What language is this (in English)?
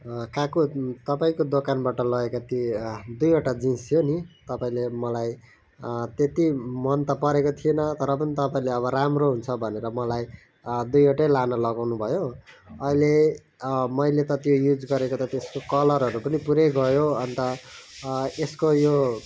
Nepali